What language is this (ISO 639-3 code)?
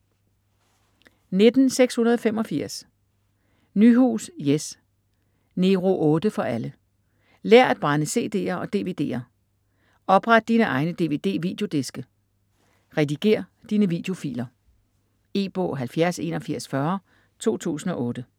dan